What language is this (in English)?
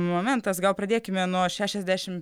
Lithuanian